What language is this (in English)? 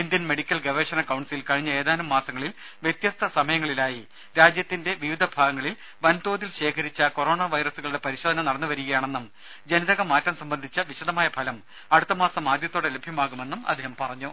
Malayalam